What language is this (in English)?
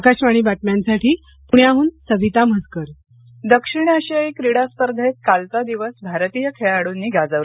Marathi